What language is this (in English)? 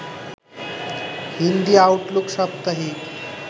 Bangla